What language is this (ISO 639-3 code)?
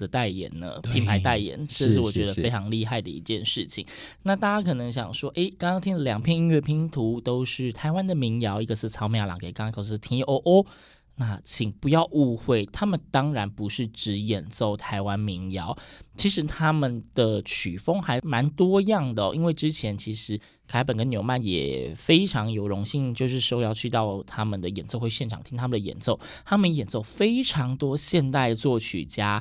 zho